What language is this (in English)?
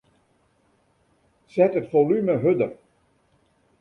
Western Frisian